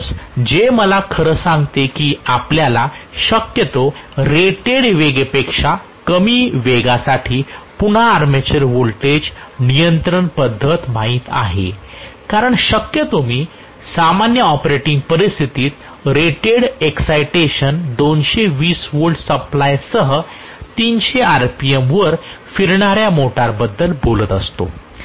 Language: Marathi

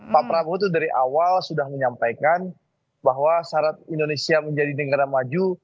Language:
Indonesian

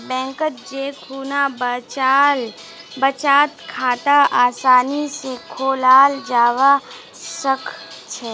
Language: Magahi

